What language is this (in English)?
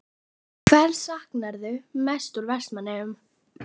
Icelandic